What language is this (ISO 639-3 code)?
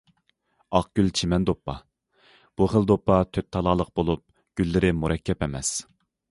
uig